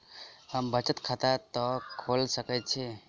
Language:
Maithili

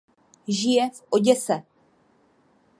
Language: Czech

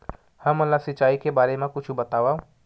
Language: Chhattisgarhi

